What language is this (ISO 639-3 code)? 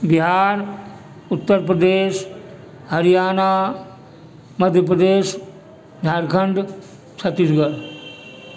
mai